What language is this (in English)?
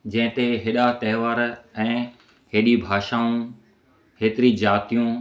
Sindhi